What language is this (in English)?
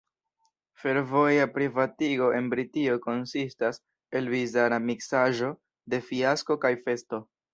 Esperanto